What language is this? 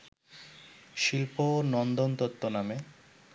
Bangla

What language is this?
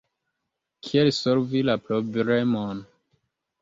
Esperanto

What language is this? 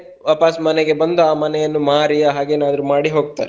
Kannada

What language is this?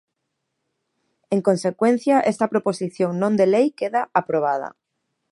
Galician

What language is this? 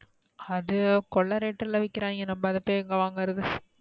Tamil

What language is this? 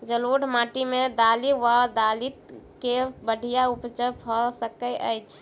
Maithili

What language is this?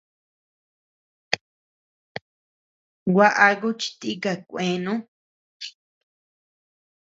Tepeuxila Cuicatec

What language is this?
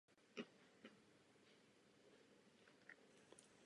Czech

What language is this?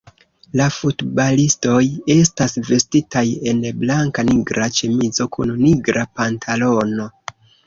Esperanto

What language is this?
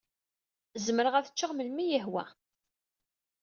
Kabyle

